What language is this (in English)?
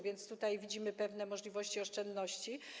Polish